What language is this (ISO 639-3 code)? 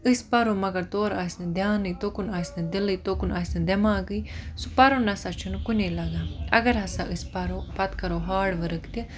kas